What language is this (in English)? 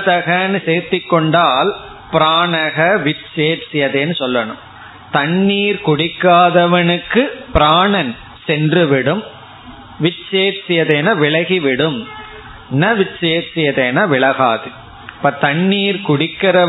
Tamil